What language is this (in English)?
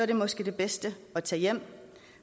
Danish